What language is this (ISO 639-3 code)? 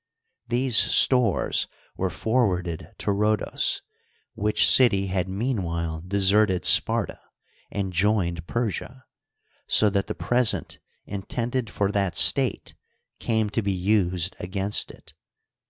eng